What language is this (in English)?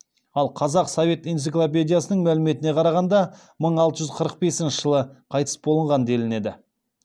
Kazakh